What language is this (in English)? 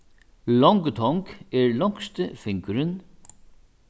Faroese